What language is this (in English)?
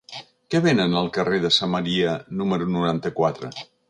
Catalan